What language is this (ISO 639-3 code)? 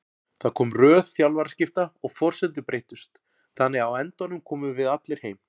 isl